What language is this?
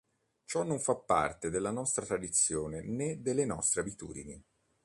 Italian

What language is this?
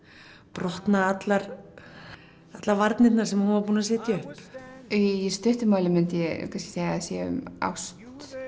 Icelandic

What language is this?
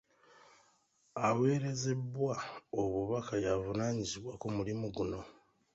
Ganda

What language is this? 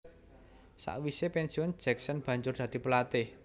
Javanese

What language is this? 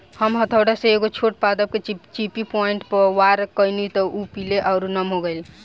Bhojpuri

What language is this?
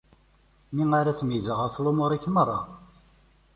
Kabyle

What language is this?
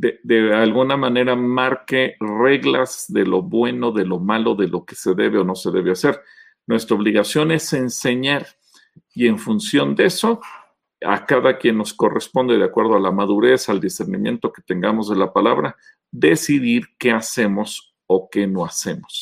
Spanish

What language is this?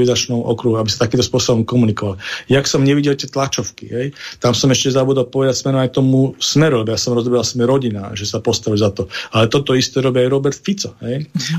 Slovak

